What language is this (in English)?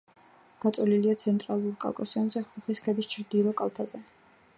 Georgian